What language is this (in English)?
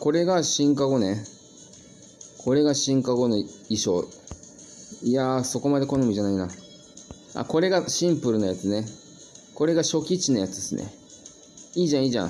Japanese